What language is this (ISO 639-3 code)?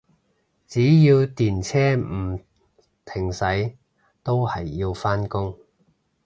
yue